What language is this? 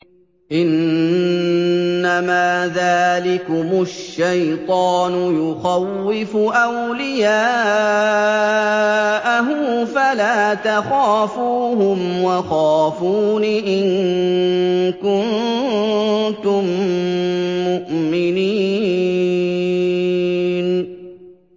Arabic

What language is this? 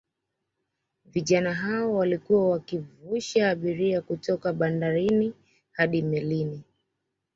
Swahili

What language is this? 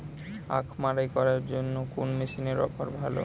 Bangla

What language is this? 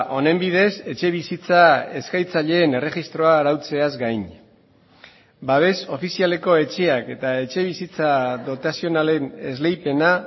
Basque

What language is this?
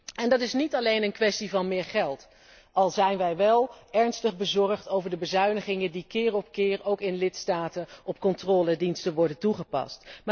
Dutch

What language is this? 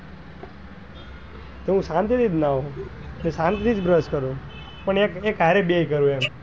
Gujarati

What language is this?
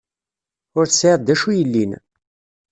Kabyle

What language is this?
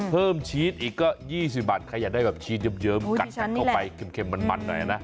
Thai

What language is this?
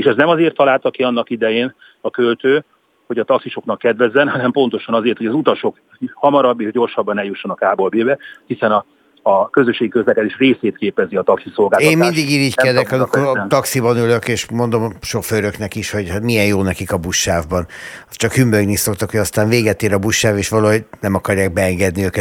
Hungarian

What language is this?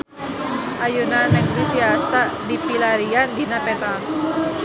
Sundanese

